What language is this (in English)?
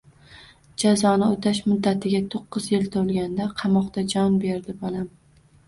Uzbek